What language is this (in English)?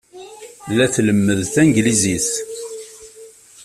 Kabyle